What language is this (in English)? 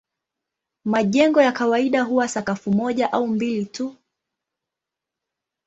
Swahili